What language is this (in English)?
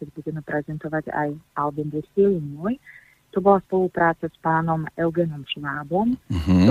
Slovak